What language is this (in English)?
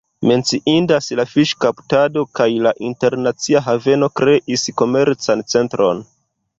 Esperanto